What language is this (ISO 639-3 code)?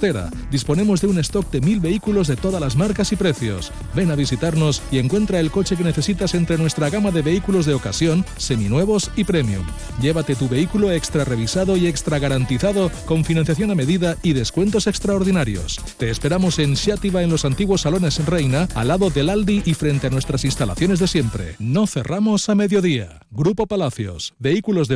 spa